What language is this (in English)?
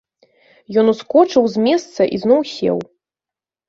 Belarusian